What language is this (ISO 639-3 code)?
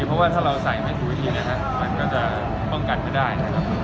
tha